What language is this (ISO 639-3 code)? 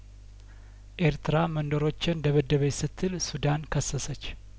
amh